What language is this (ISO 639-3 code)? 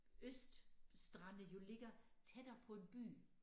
dan